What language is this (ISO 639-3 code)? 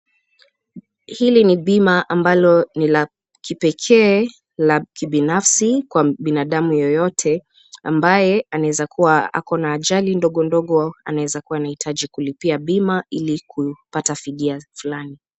swa